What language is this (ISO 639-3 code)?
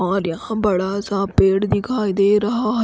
hin